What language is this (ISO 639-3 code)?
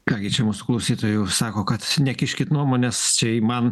lit